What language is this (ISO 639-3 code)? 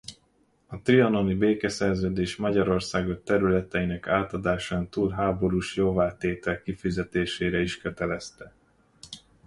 hun